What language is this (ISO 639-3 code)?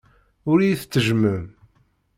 kab